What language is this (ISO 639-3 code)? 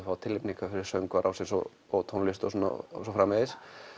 isl